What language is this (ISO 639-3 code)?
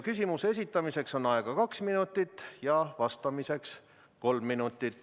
est